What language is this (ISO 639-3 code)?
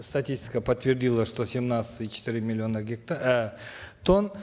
kaz